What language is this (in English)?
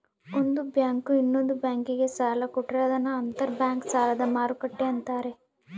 Kannada